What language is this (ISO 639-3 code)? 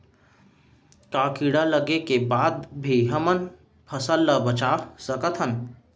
hne